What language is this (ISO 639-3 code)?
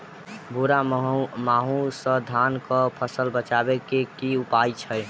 mai